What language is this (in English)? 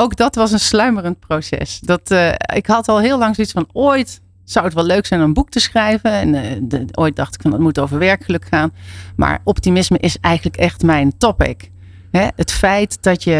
Dutch